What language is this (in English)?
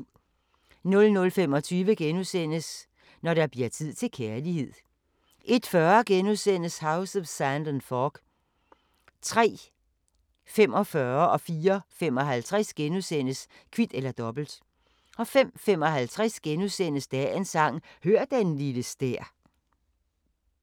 Danish